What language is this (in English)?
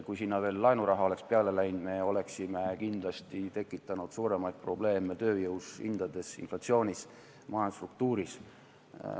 Estonian